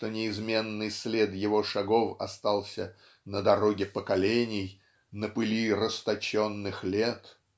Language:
Russian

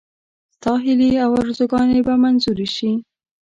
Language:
Pashto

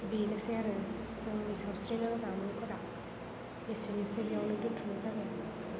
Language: Bodo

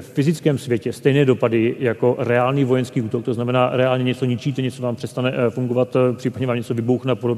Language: Czech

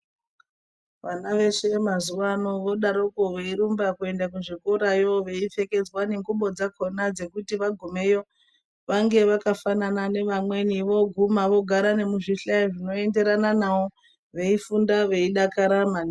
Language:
Ndau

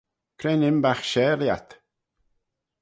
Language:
Manx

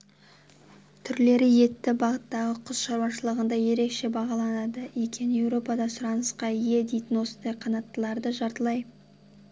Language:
Kazakh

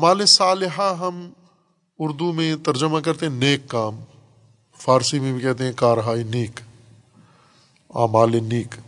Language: Urdu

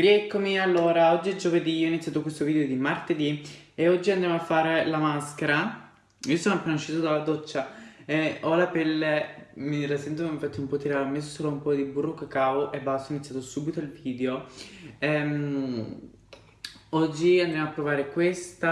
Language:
Italian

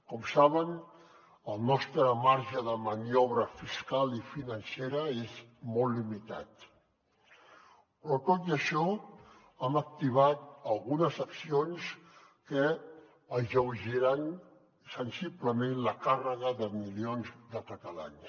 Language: Catalan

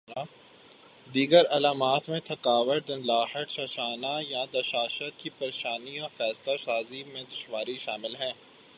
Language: Urdu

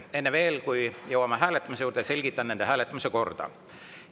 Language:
Estonian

